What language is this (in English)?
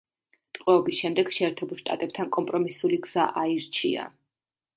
Georgian